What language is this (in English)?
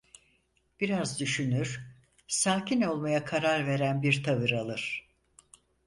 Turkish